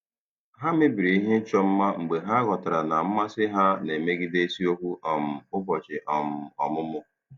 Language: Igbo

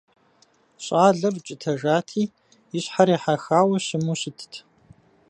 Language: Kabardian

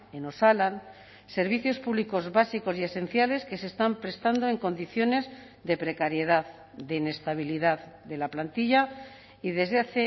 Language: Spanish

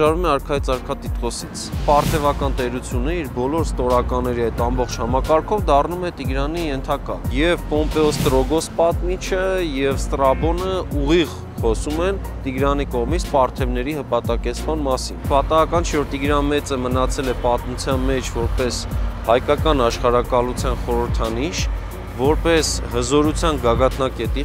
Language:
Romanian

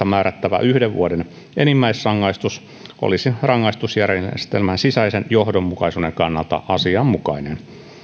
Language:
Finnish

